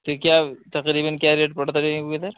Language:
Urdu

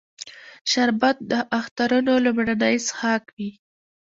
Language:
Pashto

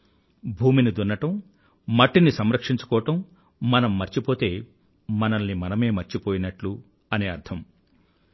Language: Telugu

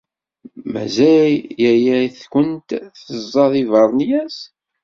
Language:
Kabyle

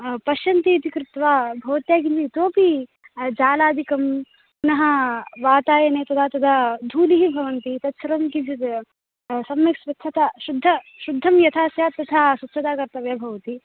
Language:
Sanskrit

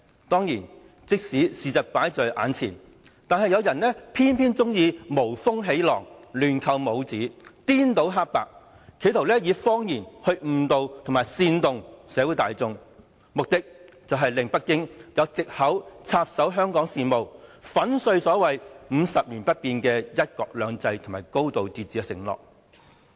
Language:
Cantonese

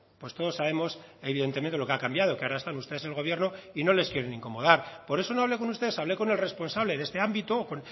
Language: Spanish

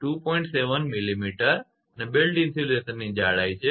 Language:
Gujarati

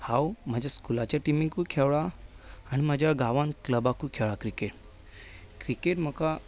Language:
Konkani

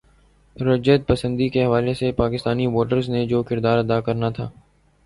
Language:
Urdu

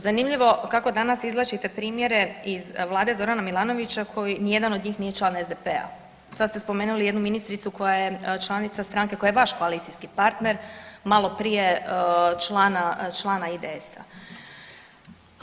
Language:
Croatian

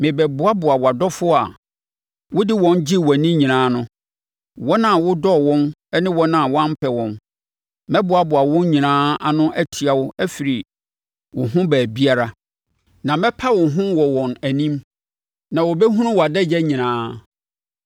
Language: Akan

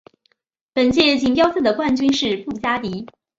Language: Chinese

